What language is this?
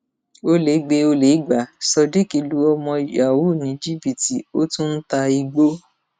Yoruba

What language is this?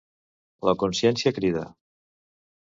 Catalan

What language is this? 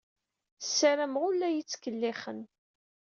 Kabyle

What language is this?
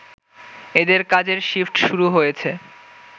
Bangla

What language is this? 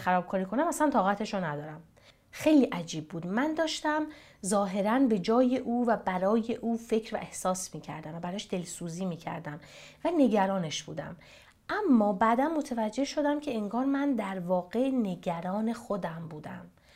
Persian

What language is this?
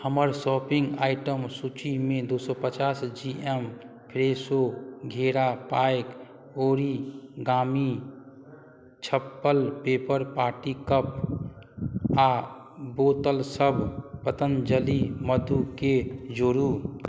Maithili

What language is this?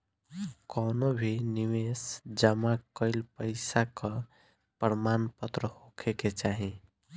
Bhojpuri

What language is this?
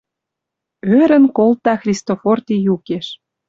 Western Mari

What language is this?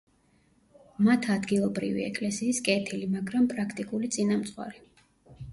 Georgian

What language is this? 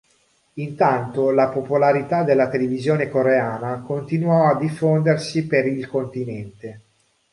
Italian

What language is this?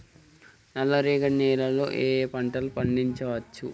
Telugu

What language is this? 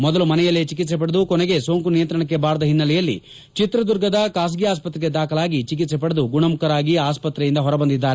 Kannada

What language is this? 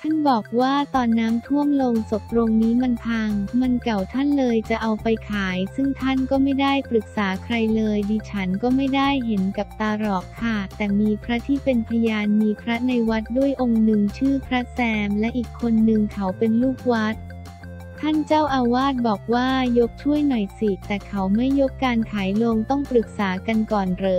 Thai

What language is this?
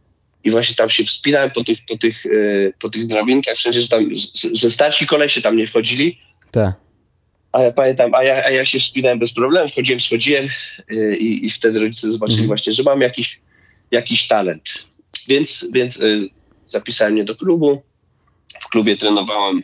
Polish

